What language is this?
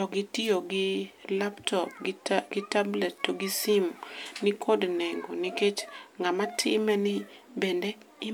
Luo (Kenya and Tanzania)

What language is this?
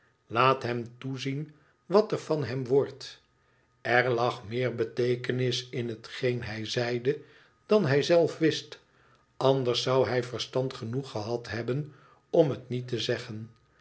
Dutch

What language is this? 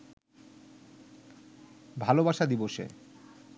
Bangla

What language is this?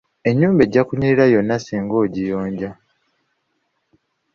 Ganda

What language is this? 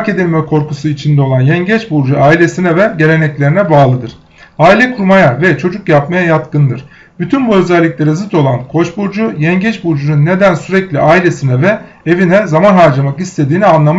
Turkish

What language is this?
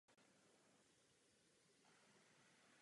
Czech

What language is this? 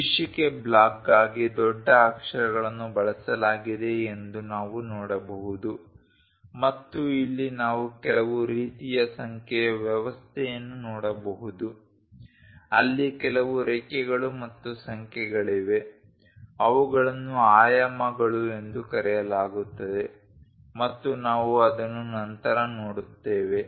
Kannada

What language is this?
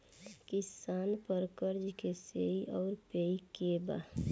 Bhojpuri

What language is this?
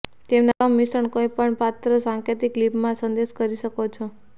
Gujarati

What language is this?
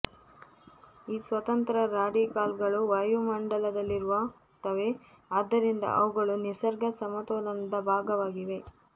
Kannada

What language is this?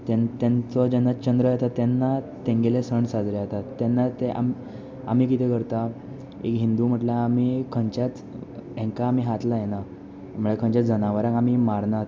Konkani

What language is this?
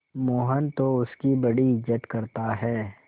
Hindi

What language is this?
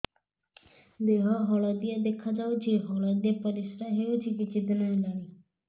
Odia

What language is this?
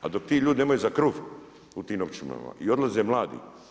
Croatian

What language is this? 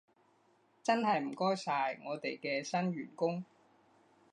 Cantonese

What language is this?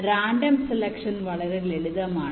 Malayalam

